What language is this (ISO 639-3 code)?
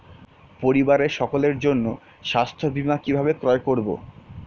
ben